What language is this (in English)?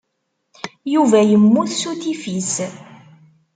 Kabyle